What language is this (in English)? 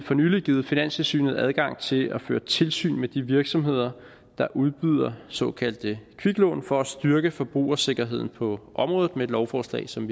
Danish